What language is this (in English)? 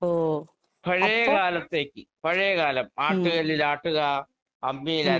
Malayalam